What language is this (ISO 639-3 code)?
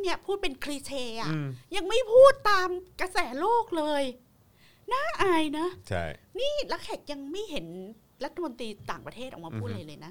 tha